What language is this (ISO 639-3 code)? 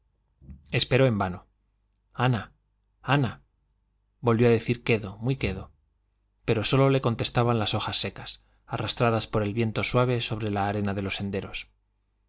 spa